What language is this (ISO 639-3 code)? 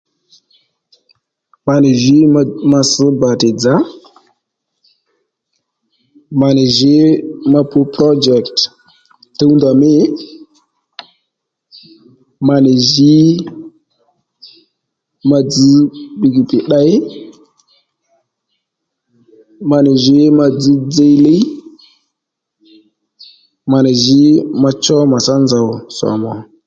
led